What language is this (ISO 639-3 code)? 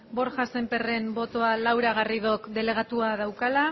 eus